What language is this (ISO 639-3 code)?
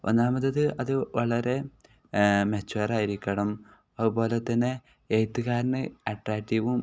mal